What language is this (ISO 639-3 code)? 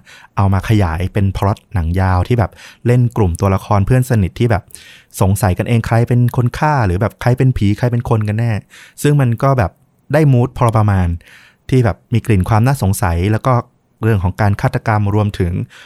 tha